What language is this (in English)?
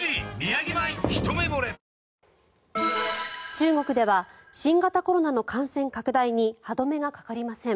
Japanese